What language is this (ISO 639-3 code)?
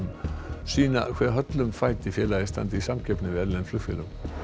isl